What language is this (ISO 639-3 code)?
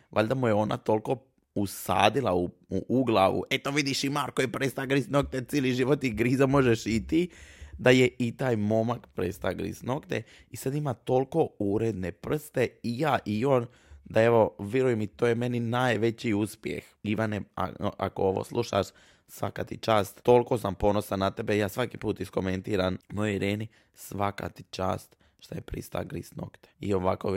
hrv